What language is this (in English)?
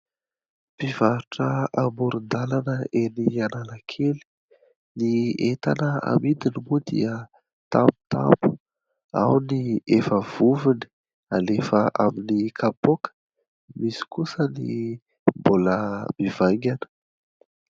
Malagasy